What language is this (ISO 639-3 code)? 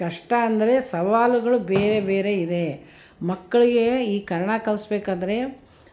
kan